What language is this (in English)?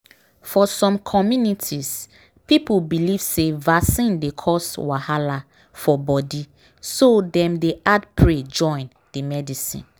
Nigerian Pidgin